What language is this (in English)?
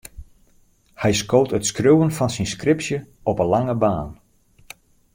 Western Frisian